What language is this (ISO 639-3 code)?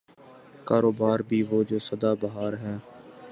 urd